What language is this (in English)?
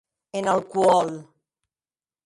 Occitan